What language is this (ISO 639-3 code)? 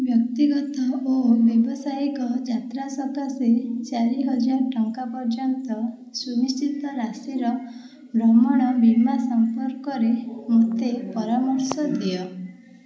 ori